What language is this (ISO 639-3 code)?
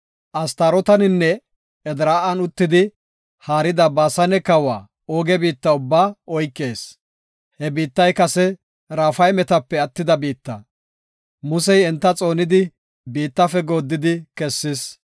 gof